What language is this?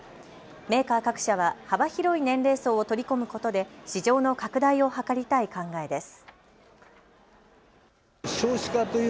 Japanese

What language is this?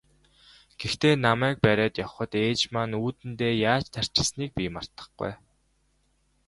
Mongolian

